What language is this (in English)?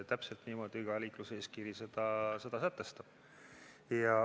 Estonian